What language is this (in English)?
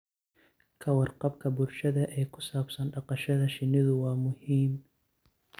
Somali